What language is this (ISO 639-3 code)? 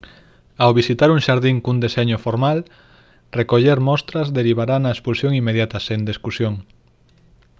glg